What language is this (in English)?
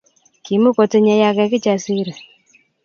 Kalenjin